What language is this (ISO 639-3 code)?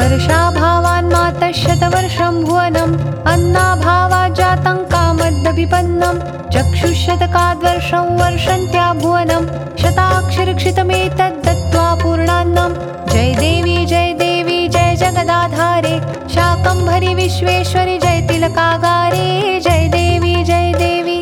hin